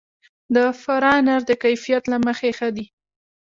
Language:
Pashto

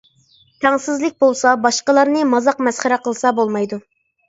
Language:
Uyghur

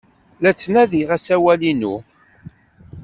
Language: Kabyle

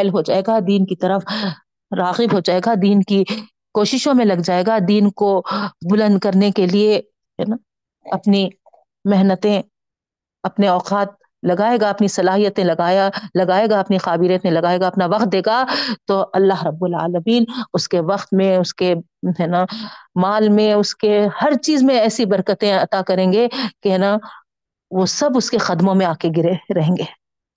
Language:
Urdu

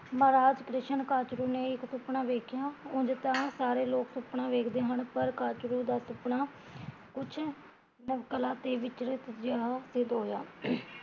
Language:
Punjabi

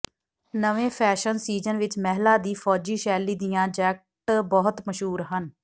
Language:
Punjabi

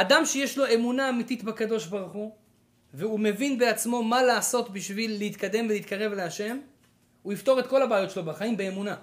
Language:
Hebrew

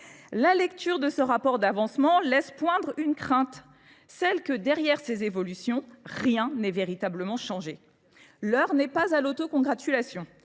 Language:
French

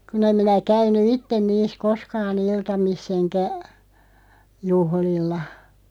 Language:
Finnish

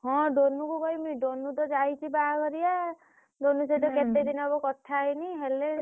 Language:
Odia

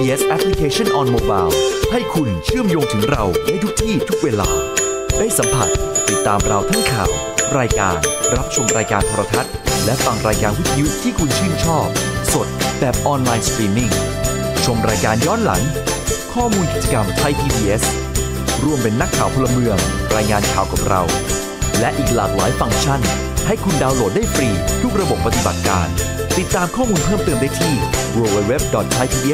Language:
Thai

